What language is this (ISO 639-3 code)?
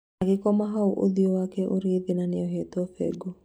kik